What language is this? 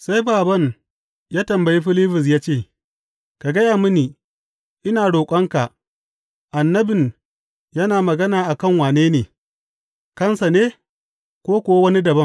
Hausa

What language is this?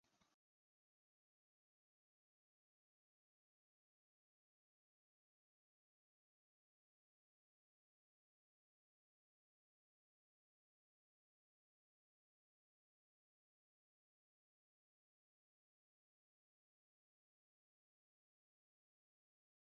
Bangla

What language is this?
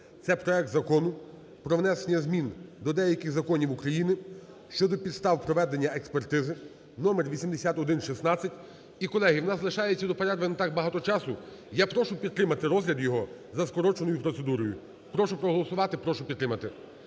Ukrainian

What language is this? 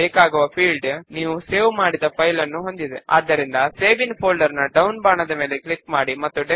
Telugu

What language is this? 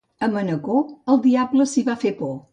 Catalan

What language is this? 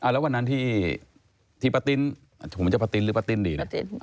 Thai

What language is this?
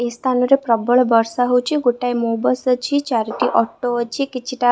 Odia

